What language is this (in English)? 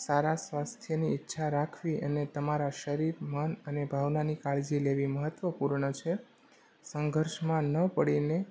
Gujarati